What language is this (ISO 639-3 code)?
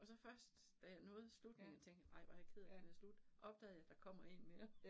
dan